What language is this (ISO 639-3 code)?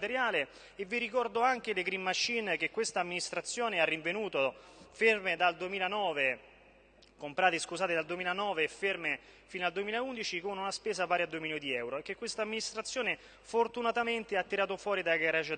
ita